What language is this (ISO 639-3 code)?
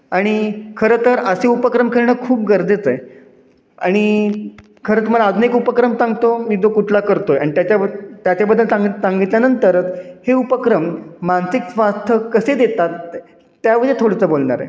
mar